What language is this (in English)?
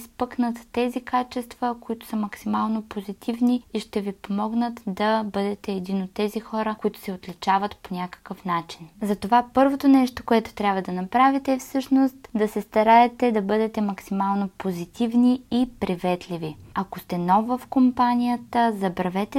Bulgarian